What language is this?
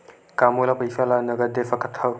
Chhattisgarhi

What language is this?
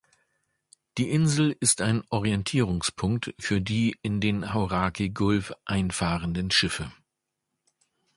German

